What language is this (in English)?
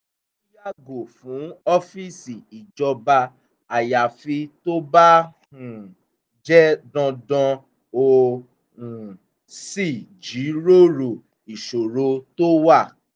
Yoruba